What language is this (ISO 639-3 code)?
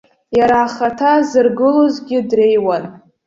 abk